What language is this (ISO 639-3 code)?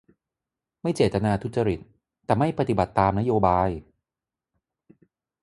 tha